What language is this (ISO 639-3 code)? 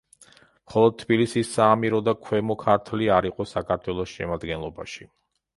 kat